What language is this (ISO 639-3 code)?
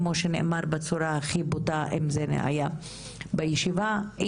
heb